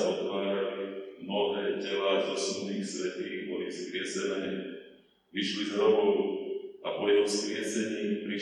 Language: Slovak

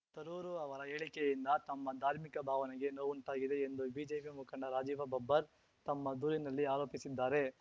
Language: Kannada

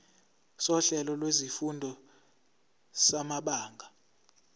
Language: Zulu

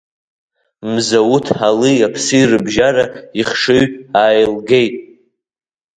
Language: Abkhazian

